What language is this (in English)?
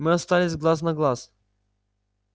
Russian